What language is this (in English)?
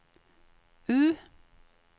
Norwegian